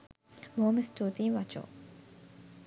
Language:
Sinhala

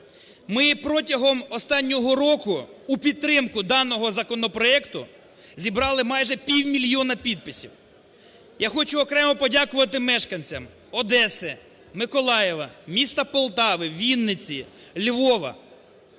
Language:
Ukrainian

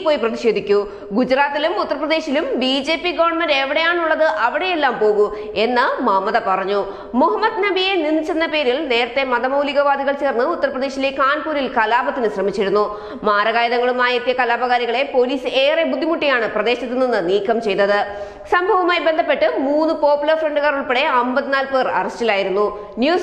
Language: Romanian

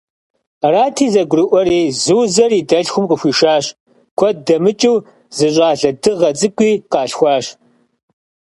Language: Kabardian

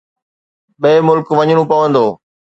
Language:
Sindhi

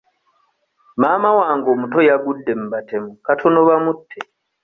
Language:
Ganda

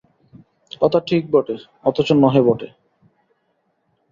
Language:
Bangla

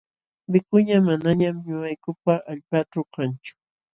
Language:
Jauja Wanca Quechua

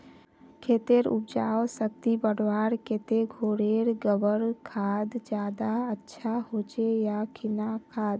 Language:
Magahi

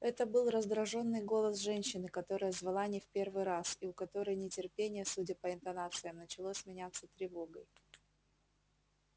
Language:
Russian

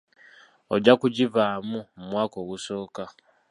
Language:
Ganda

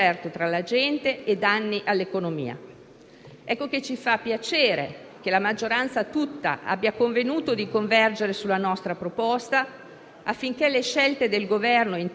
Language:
Italian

